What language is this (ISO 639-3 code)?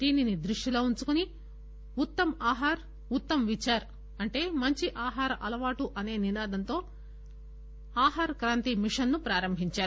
tel